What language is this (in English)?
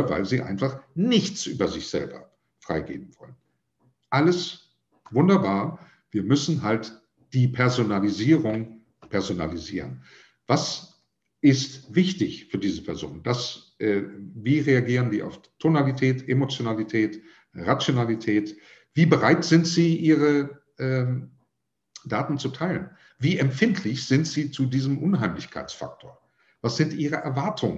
German